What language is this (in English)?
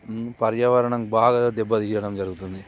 Telugu